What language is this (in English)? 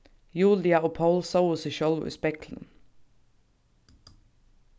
Faroese